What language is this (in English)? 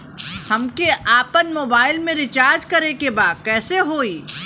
Bhojpuri